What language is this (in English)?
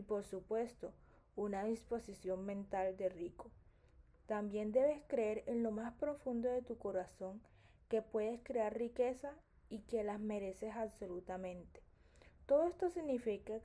Spanish